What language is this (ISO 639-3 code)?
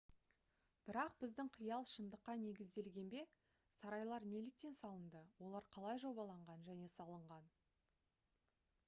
kaz